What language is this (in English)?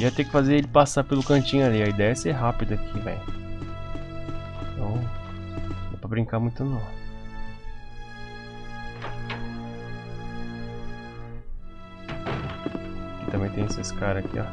Portuguese